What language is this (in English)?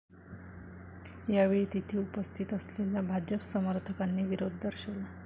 Marathi